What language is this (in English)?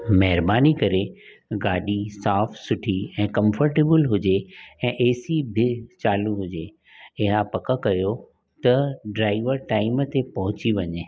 Sindhi